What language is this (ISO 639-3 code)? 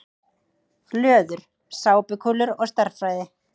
isl